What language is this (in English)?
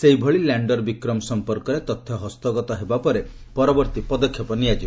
Odia